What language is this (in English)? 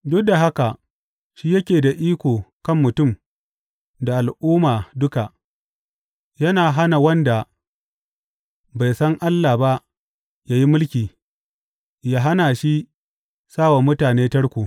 Hausa